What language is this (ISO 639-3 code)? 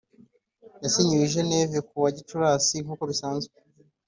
kin